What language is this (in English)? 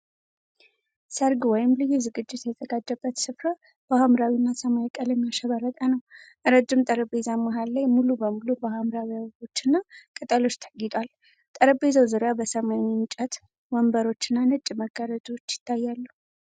Amharic